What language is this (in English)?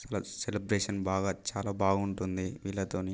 Telugu